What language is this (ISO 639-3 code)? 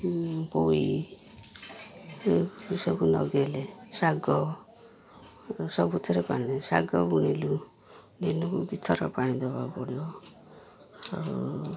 ori